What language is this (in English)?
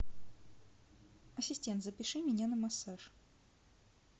Russian